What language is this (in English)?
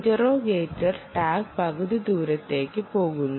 Malayalam